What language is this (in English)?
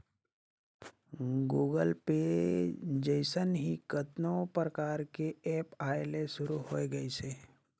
Chhattisgarhi